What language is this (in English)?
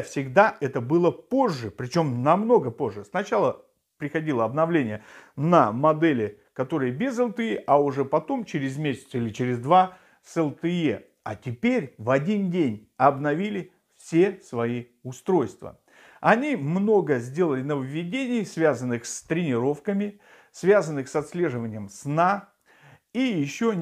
Russian